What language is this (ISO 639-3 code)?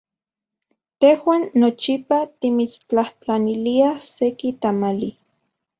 ncx